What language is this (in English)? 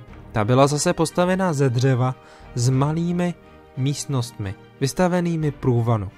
Czech